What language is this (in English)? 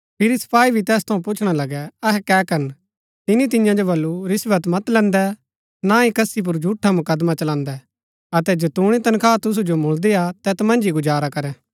Gaddi